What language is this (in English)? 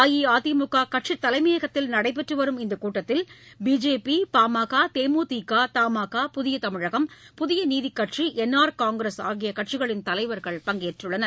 Tamil